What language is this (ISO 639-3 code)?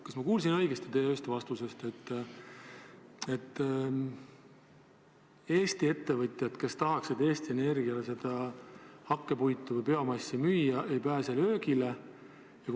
est